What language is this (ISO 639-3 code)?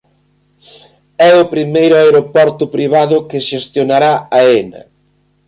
glg